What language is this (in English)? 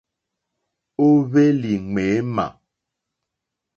Mokpwe